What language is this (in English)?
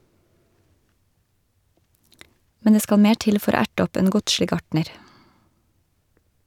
Norwegian